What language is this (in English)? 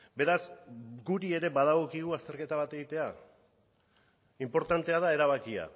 Basque